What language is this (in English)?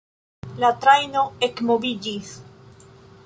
Esperanto